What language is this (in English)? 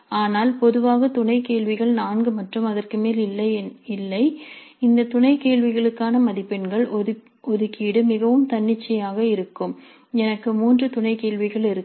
Tamil